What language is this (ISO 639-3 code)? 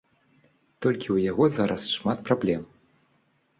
bel